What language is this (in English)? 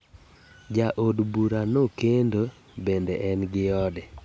Luo (Kenya and Tanzania)